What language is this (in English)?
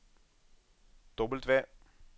Norwegian